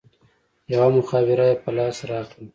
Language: Pashto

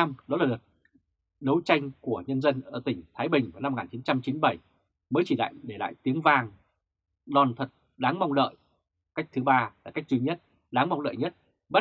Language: Vietnamese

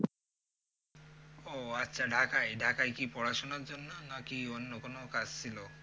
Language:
Bangla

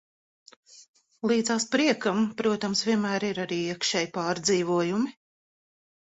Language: Latvian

